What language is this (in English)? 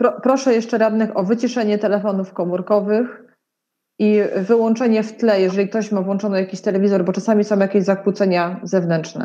Polish